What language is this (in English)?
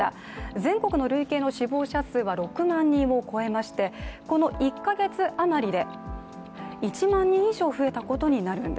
Japanese